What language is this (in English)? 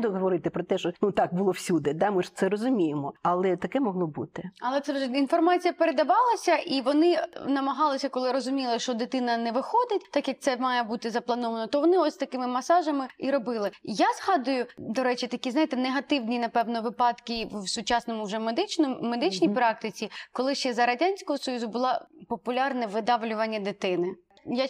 Ukrainian